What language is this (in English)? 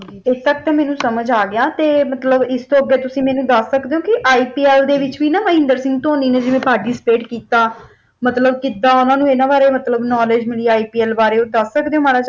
Punjabi